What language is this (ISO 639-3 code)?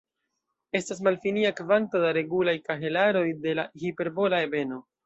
epo